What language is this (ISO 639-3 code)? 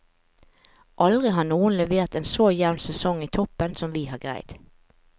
nor